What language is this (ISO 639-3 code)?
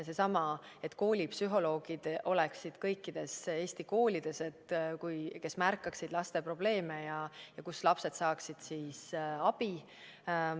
est